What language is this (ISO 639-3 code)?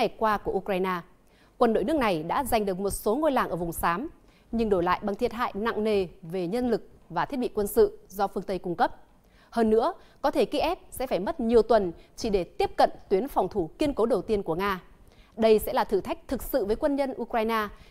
vie